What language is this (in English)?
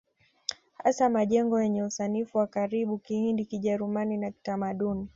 Swahili